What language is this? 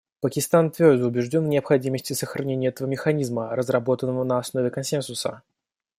Russian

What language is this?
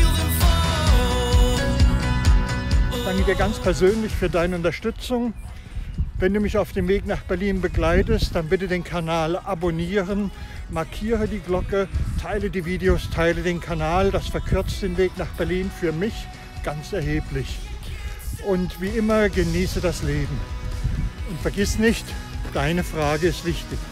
German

